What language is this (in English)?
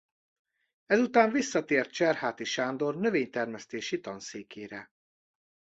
Hungarian